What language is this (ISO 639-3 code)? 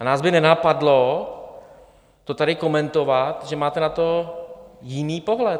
ces